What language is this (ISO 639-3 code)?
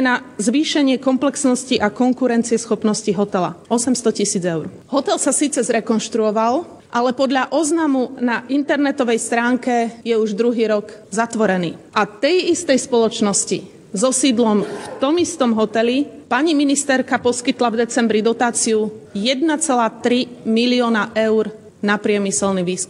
slk